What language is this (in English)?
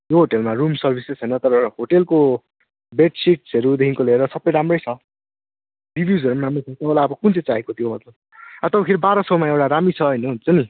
Nepali